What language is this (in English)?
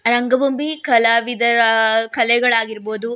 Kannada